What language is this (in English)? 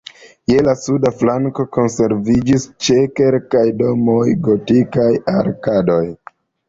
Esperanto